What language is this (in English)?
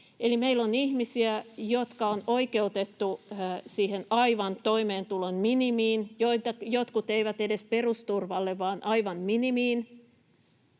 Finnish